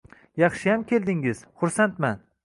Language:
Uzbek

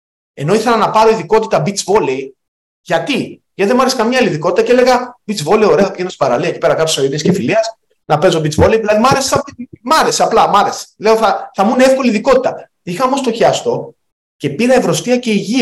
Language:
Greek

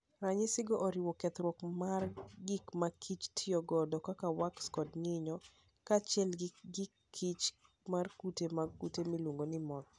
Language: Luo (Kenya and Tanzania)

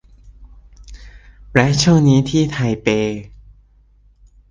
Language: Thai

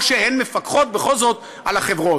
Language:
Hebrew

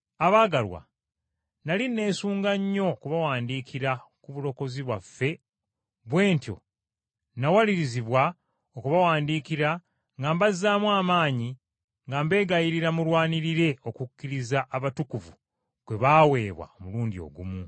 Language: Ganda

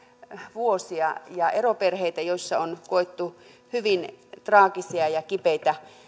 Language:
Finnish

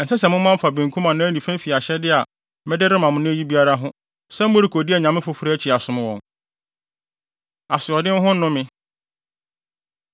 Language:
Akan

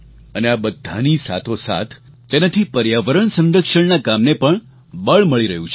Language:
Gujarati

